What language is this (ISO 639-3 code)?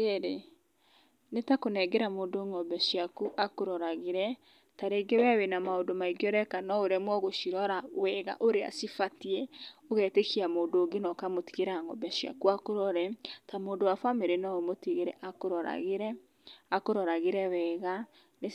kik